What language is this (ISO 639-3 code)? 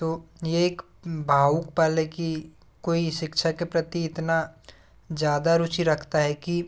hin